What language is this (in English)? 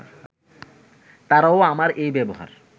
Bangla